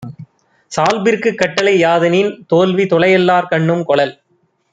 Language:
Tamil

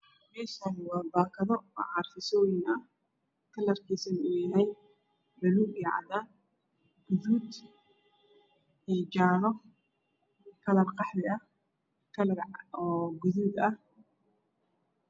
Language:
Somali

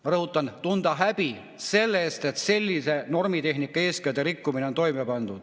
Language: Estonian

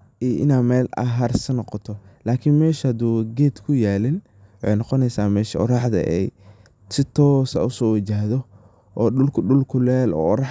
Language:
Somali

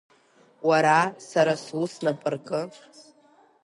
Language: Abkhazian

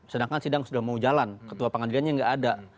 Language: Indonesian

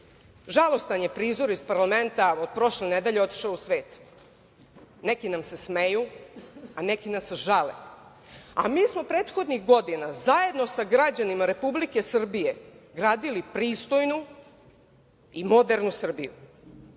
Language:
Serbian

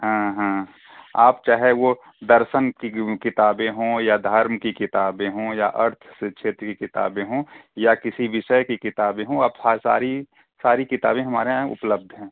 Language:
Hindi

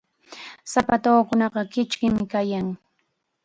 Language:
Chiquián Ancash Quechua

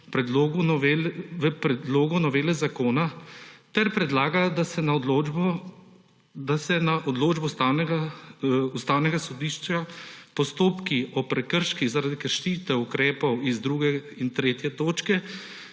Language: Slovenian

